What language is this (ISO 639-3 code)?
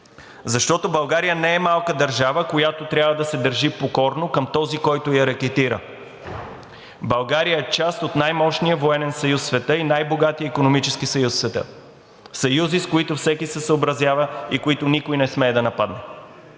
bul